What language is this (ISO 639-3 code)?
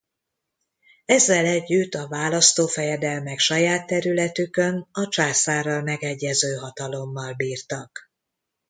hun